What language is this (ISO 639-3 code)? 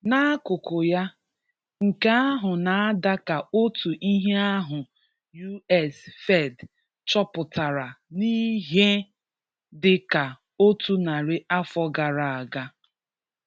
ibo